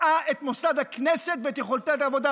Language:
Hebrew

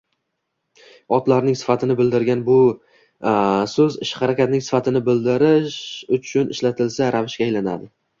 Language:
Uzbek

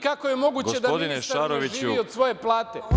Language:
Serbian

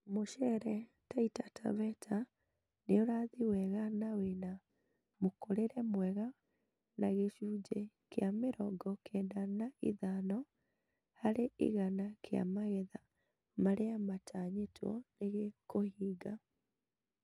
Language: Kikuyu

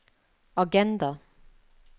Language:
Norwegian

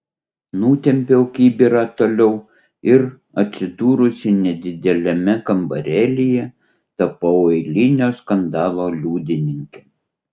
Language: Lithuanian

